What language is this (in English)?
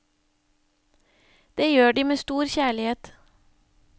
Norwegian